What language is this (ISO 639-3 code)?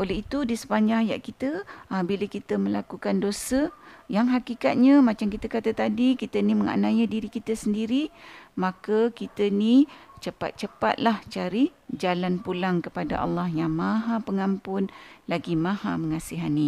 msa